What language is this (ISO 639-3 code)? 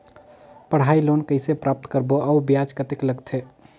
hne